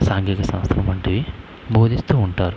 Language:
Telugu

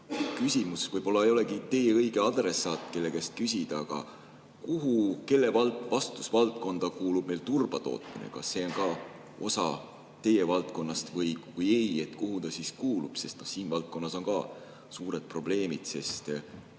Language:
Estonian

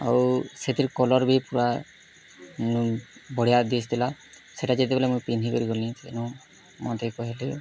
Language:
Odia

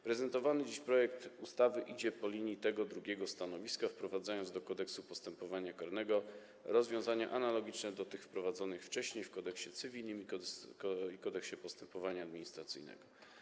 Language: Polish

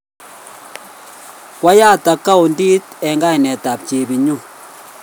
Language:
Kalenjin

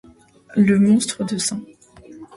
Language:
French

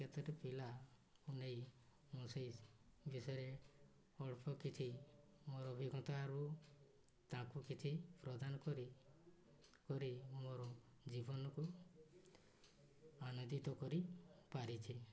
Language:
Odia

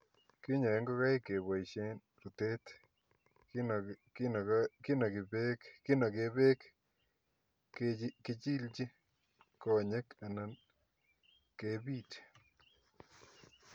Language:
Kalenjin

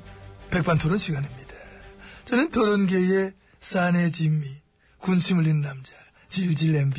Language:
Korean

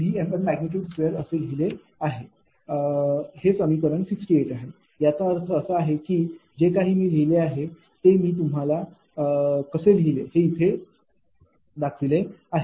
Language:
Marathi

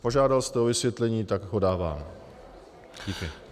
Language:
Czech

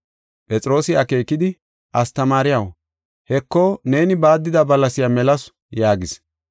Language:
Gofa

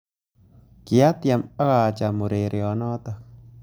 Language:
Kalenjin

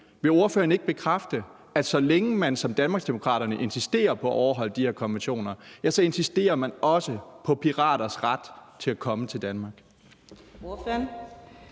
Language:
Danish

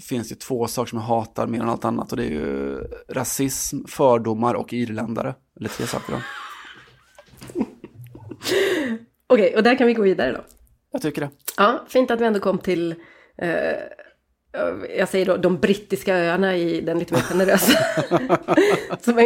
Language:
Swedish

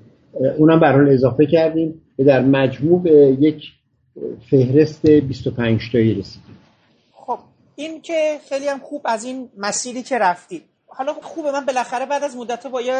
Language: Persian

